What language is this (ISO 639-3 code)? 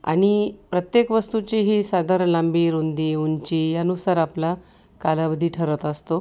mar